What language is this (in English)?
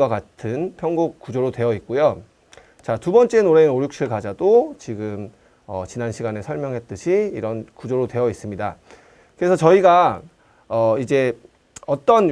Korean